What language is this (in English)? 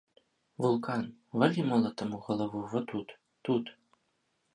Belarusian